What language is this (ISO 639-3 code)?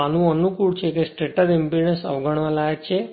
guj